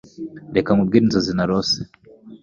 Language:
Kinyarwanda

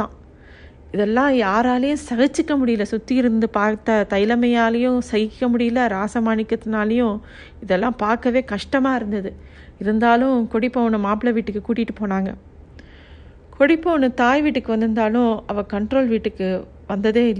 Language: Tamil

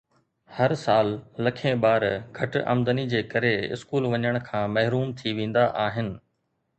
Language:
Sindhi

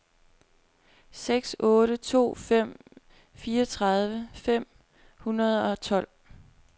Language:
Danish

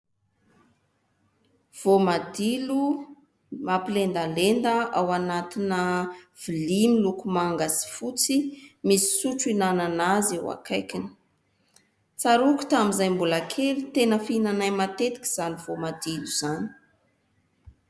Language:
Malagasy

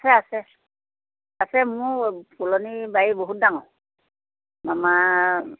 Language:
Assamese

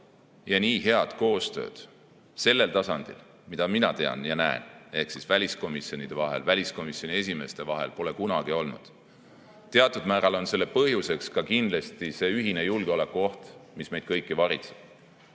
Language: Estonian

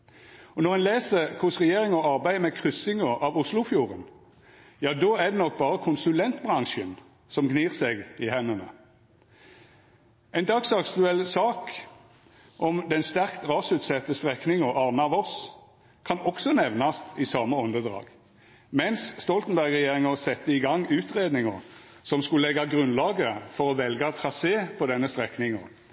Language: Norwegian Nynorsk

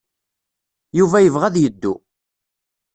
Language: Kabyle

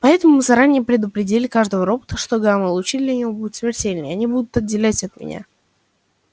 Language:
Russian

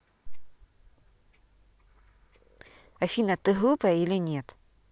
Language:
Russian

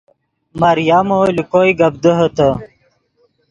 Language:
Yidgha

